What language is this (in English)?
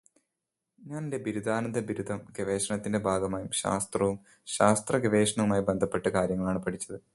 Malayalam